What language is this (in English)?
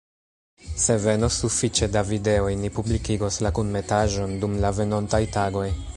Esperanto